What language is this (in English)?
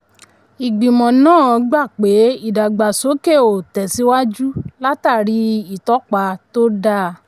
Yoruba